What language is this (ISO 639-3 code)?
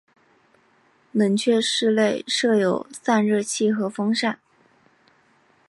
zho